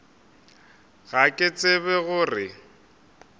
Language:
Northern Sotho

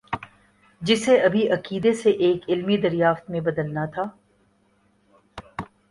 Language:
Urdu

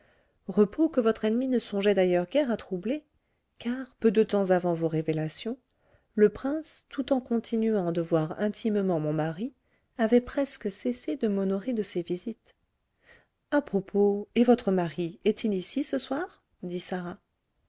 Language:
French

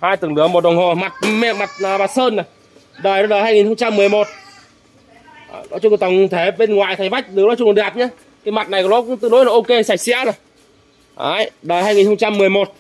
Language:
Vietnamese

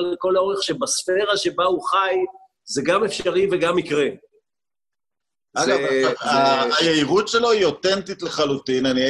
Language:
Hebrew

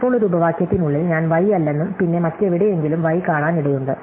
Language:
Malayalam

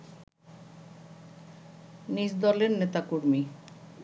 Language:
Bangla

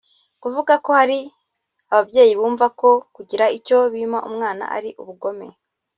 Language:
Kinyarwanda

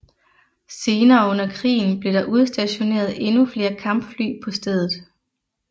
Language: Danish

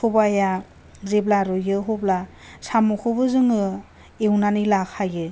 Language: Bodo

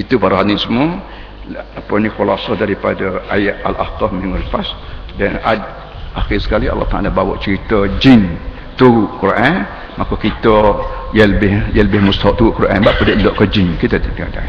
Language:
Malay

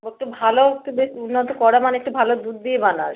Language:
Bangla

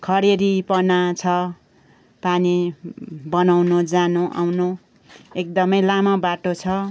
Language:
Nepali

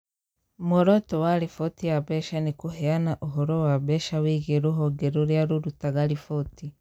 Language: Kikuyu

